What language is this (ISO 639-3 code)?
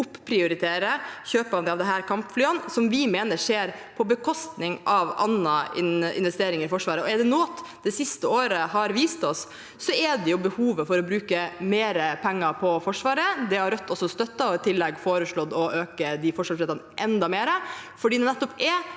nor